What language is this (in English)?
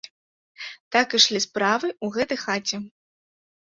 Belarusian